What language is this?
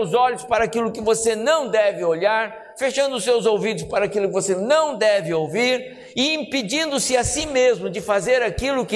Portuguese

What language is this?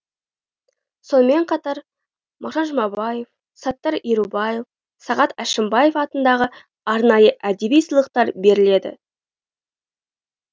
Kazakh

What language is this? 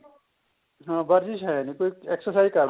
Punjabi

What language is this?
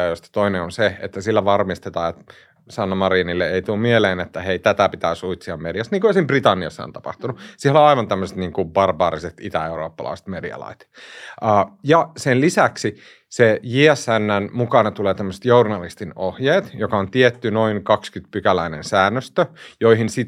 Finnish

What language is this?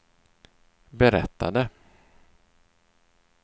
Swedish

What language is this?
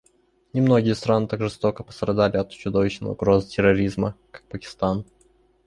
Russian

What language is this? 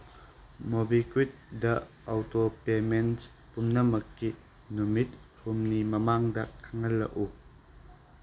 Manipuri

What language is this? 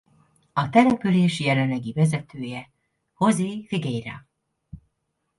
Hungarian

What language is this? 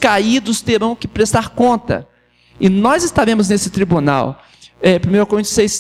Portuguese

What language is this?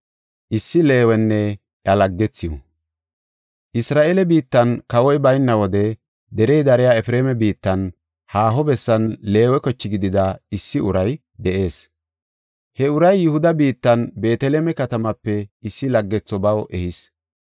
Gofa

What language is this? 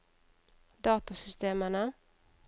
Norwegian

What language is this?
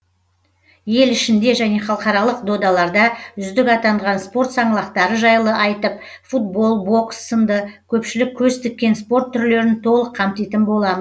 Kazakh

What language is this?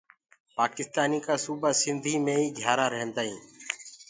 Gurgula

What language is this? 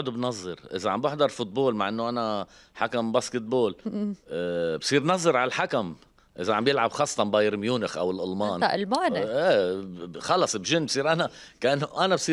Arabic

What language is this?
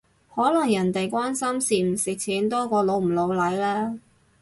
Cantonese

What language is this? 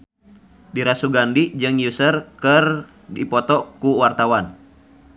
Sundanese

